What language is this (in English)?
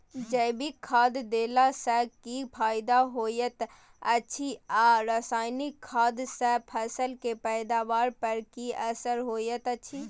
Maithili